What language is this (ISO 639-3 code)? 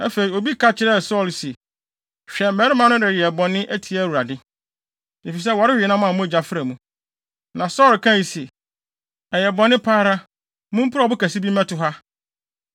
aka